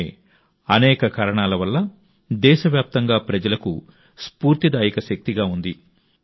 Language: Telugu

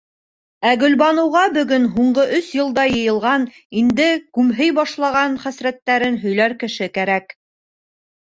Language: Bashkir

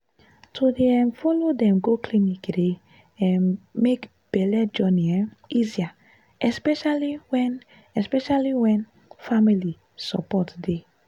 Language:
Nigerian Pidgin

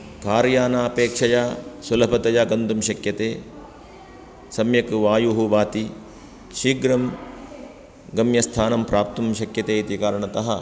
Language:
Sanskrit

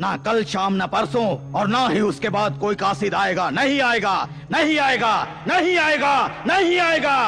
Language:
Hindi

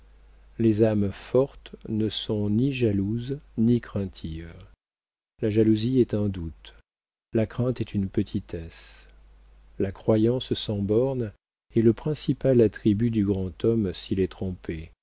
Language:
French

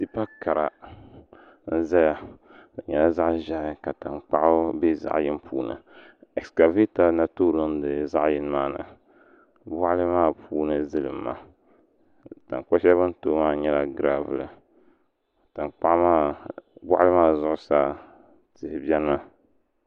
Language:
Dagbani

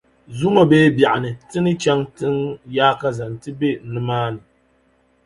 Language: Dagbani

